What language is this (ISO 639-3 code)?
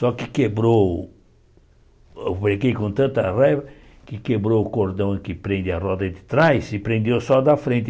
por